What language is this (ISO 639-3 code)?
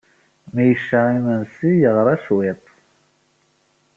kab